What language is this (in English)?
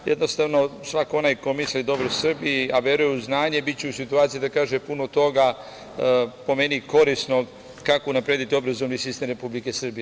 Serbian